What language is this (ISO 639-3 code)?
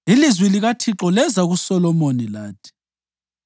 nde